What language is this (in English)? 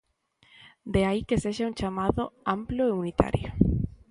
Galician